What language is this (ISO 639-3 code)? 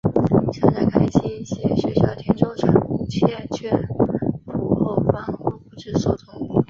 zho